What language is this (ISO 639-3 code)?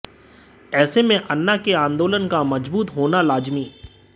hin